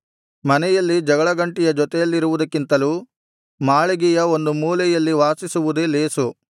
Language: Kannada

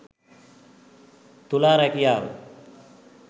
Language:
Sinhala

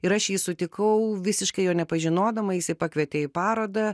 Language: Lithuanian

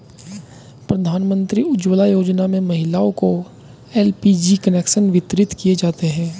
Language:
Hindi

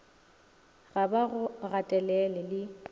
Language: Northern Sotho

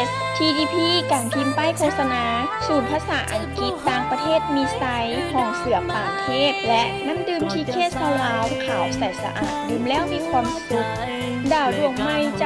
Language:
Thai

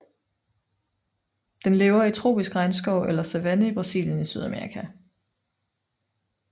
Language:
Danish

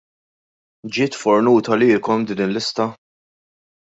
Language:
Maltese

